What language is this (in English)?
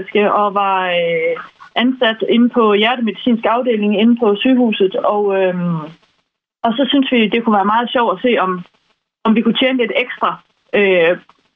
Danish